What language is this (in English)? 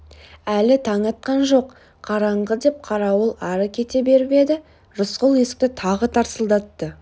Kazakh